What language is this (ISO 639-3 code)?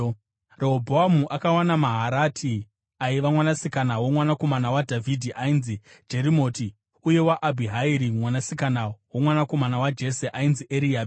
sna